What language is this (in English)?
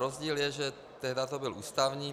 Czech